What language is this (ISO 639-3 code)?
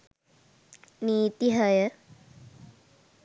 sin